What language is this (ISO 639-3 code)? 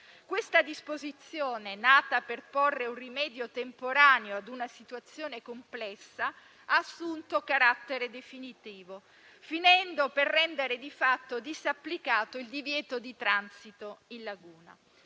ita